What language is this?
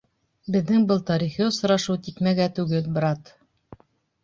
Bashkir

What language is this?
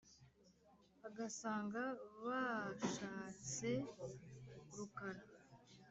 Kinyarwanda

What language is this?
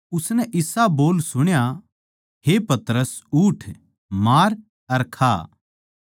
Haryanvi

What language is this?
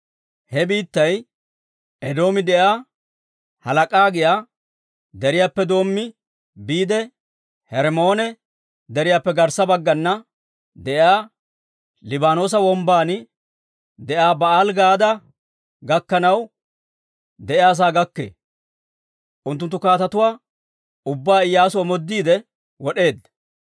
Dawro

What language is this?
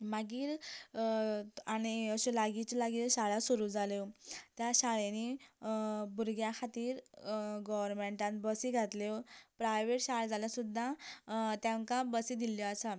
Konkani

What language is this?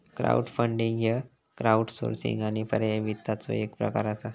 Marathi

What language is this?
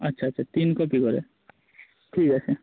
Bangla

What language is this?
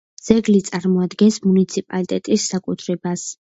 Georgian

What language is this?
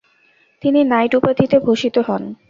Bangla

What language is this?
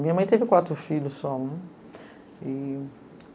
Portuguese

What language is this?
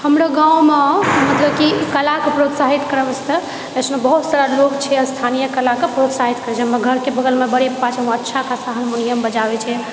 Maithili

